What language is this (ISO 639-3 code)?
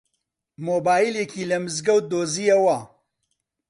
ckb